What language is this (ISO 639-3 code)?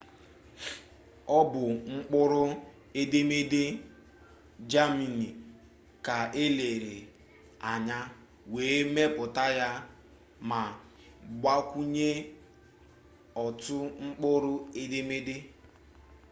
ibo